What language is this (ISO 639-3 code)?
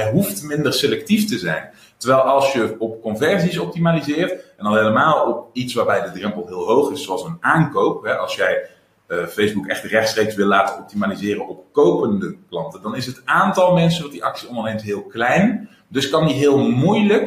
nld